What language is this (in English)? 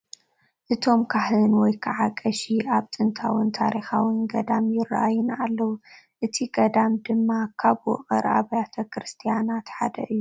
Tigrinya